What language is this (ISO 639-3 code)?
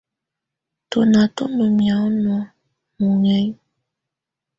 tvu